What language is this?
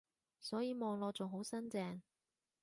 Cantonese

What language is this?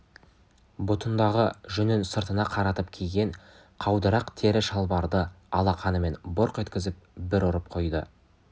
Kazakh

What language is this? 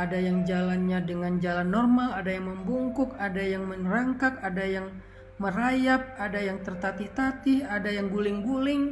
Indonesian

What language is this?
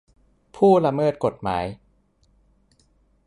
Thai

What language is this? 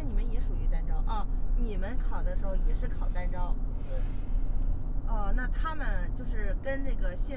Chinese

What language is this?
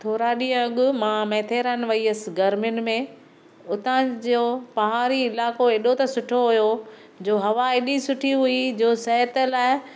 Sindhi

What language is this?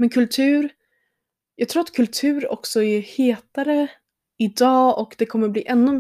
Swedish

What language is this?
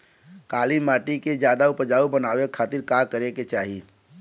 Bhojpuri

